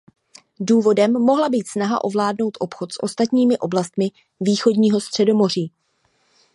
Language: Czech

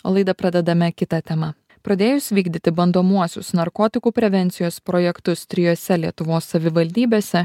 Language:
Lithuanian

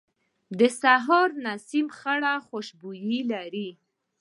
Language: Pashto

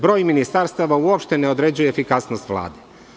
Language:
Serbian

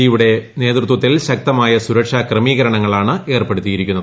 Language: Malayalam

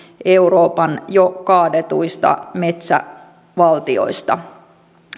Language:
Finnish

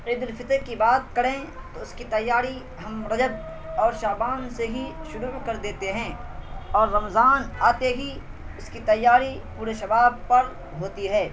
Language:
Urdu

